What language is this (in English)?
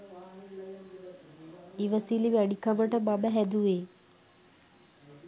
Sinhala